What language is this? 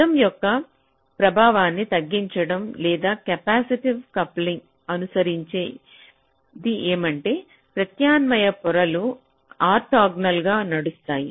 Telugu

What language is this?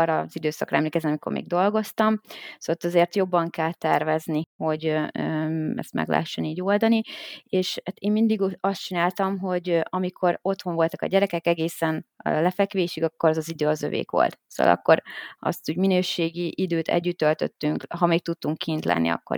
Hungarian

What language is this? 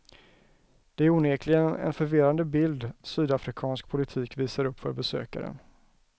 Swedish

